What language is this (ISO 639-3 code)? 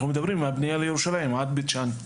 heb